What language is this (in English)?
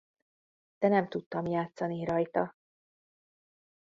Hungarian